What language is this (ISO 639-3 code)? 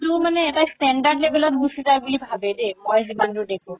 asm